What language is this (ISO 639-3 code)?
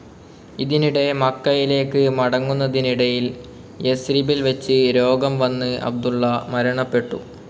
mal